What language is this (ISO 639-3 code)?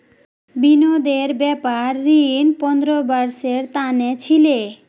mag